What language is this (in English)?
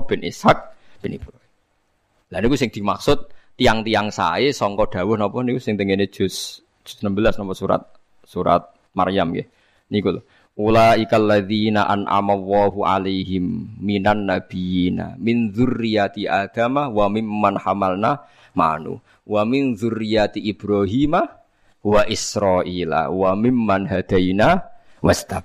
Indonesian